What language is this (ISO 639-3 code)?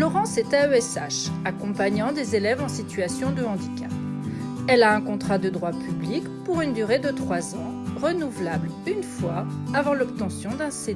fra